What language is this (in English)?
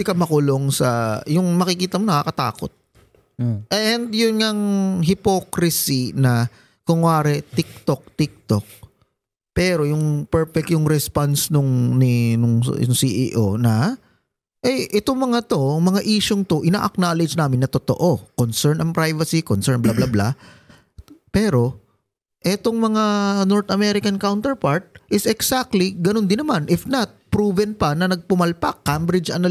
Filipino